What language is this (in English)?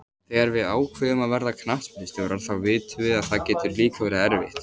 Icelandic